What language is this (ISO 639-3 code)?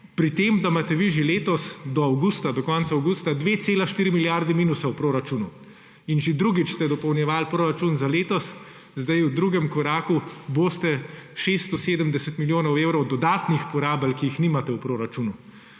slv